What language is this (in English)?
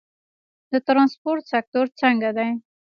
Pashto